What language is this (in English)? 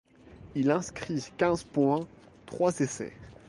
French